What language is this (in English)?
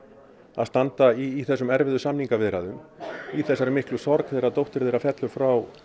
Icelandic